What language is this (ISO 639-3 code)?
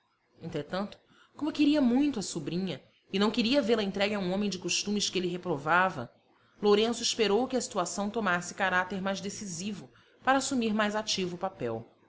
por